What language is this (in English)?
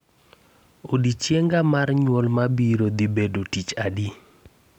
Luo (Kenya and Tanzania)